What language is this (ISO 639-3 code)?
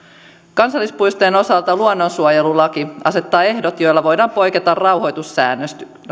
fin